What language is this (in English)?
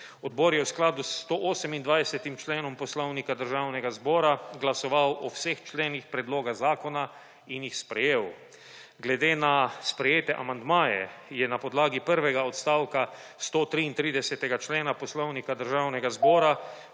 Slovenian